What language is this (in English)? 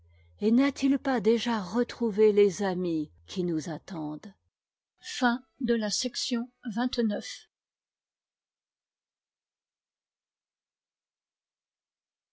French